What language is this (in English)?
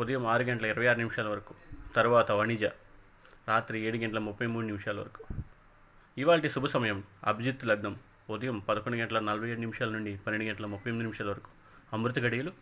Telugu